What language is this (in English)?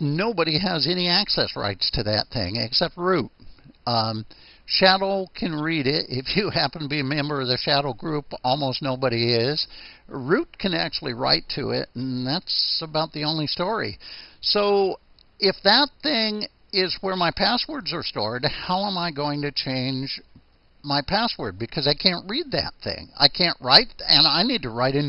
English